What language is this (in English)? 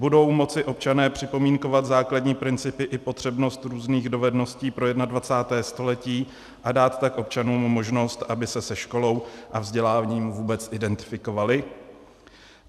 Czech